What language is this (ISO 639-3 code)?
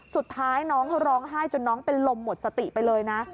tha